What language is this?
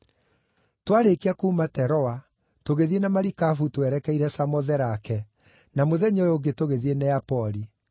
Kikuyu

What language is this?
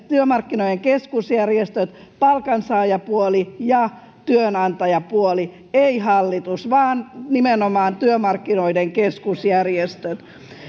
Finnish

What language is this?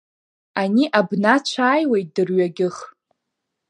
Abkhazian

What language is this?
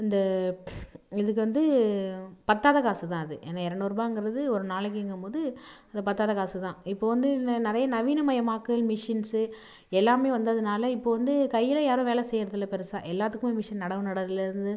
Tamil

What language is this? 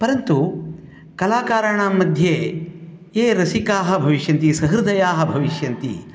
Sanskrit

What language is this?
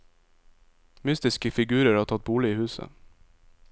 Norwegian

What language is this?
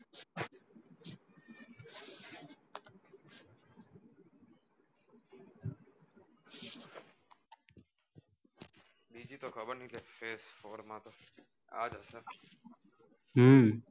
Gujarati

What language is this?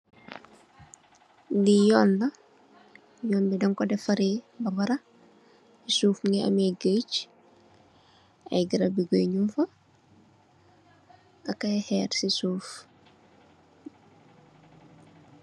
Wolof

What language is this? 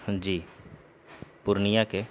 Urdu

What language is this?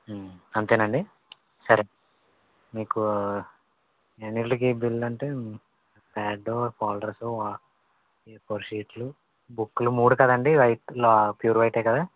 Telugu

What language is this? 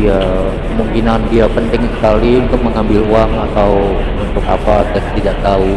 Indonesian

